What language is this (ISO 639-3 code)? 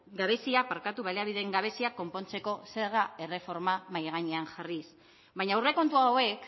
eus